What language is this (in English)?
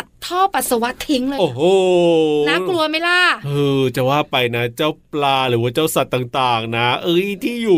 Thai